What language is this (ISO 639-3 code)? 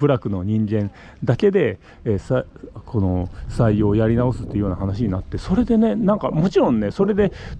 jpn